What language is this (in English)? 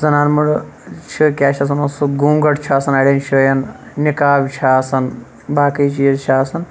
Kashmiri